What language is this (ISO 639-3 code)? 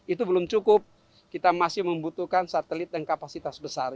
ind